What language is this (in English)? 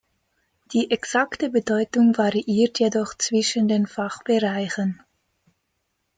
German